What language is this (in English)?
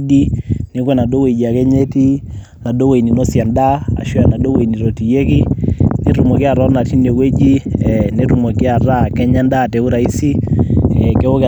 Masai